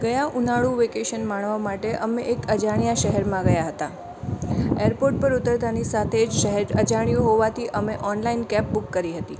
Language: Gujarati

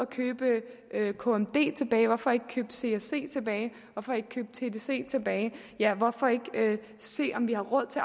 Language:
Danish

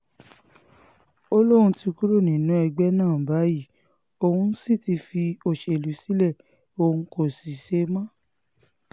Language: Yoruba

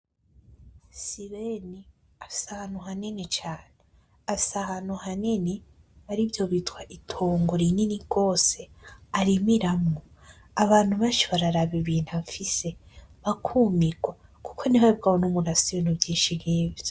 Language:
Rundi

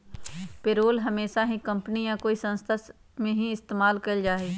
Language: Magahi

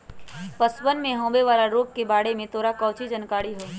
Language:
Magahi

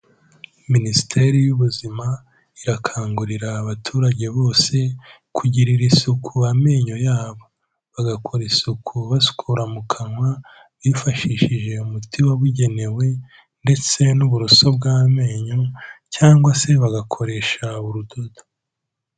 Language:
Kinyarwanda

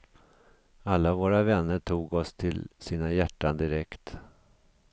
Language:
Swedish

